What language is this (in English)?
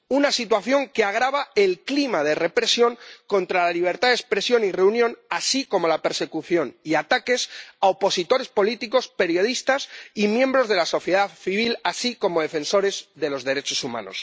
Spanish